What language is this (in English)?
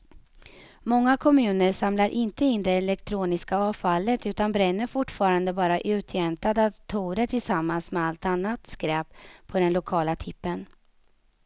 Swedish